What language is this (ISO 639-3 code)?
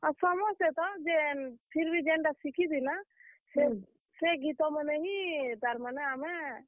ori